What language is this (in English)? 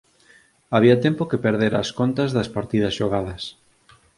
Galician